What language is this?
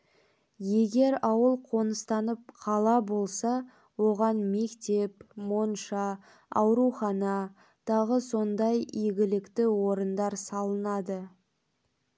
Kazakh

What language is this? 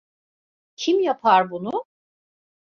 Turkish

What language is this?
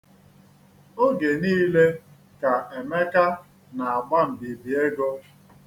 Igbo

